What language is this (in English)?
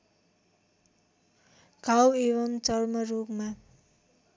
Nepali